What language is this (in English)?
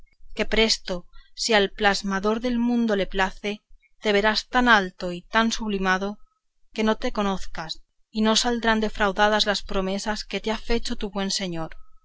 Spanish